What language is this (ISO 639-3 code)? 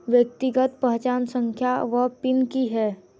mai